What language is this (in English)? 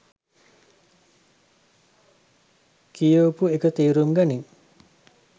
Sinhala